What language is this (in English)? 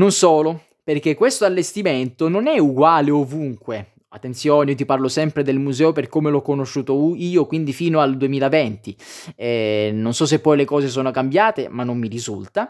Italian